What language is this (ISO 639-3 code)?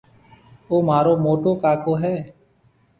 mve